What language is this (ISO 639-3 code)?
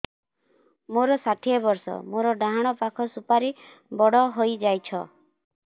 ori